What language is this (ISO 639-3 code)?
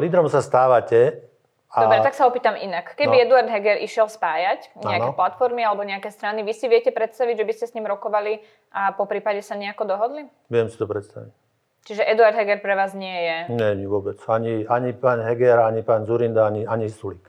slk